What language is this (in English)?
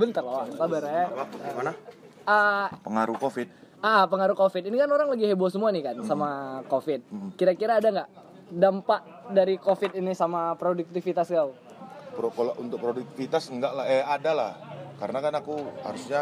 Indonesian